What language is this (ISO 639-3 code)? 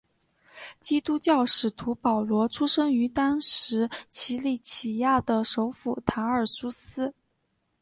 zho